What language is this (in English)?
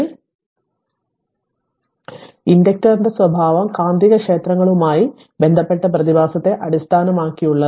Malayalam